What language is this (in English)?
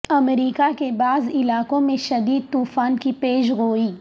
Urdu